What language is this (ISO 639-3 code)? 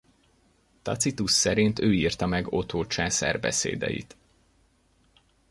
hun